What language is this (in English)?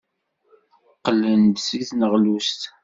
Kabyle